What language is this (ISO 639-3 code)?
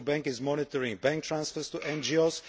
eng